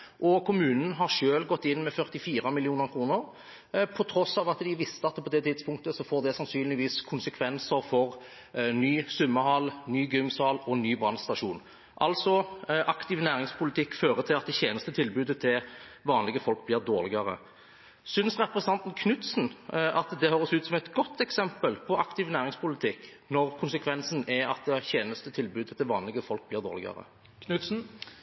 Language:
Norwegian Bokmål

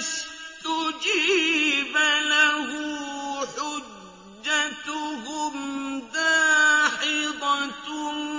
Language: Arabic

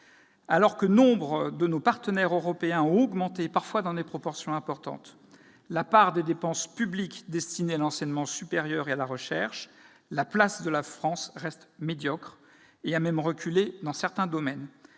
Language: French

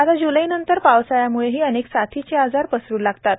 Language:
Marathi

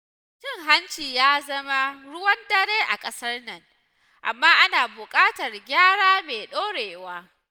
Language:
Hausa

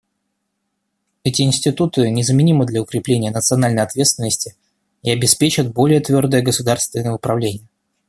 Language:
Russian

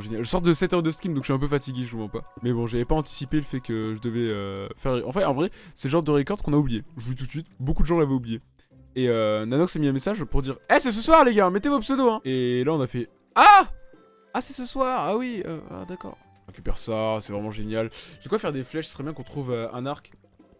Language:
French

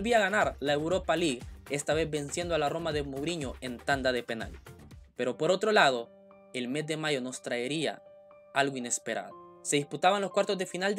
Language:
Spanish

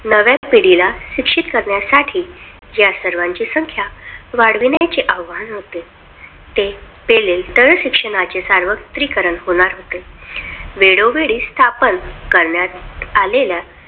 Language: Marathi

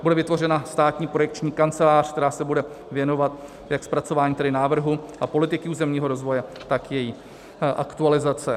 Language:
Czech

